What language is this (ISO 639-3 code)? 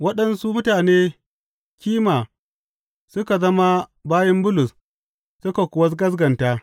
hau